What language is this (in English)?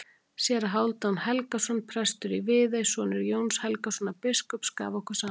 Icelandic